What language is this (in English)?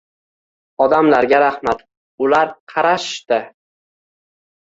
Uzbek